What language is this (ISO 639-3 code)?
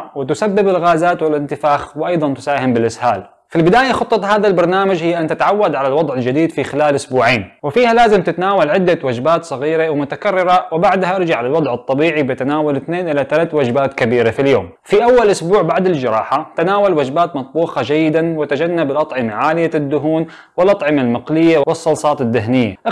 ara